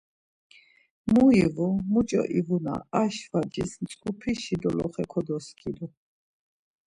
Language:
Laz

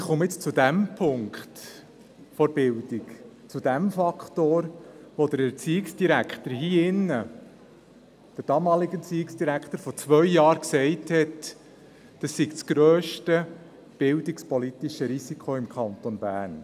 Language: Swiss German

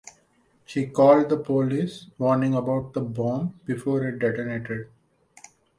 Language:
English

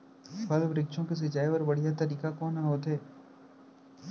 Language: Chhattisgarhi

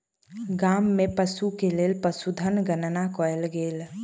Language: Maithili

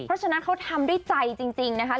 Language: Thai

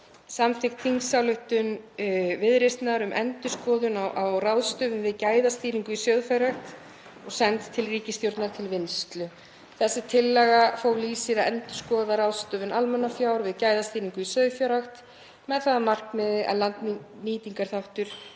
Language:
Icelandic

